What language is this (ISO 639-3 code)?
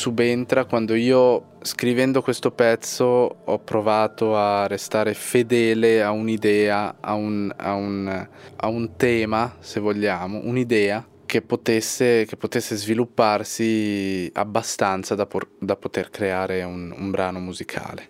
ita